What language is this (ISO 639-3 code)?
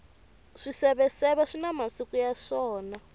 tso